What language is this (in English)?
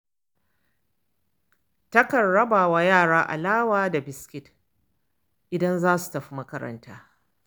Hausa